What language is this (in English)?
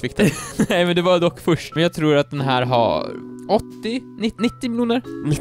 Swedish